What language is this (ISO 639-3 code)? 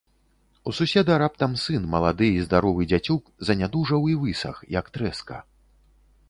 bel